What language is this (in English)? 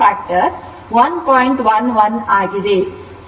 Kannada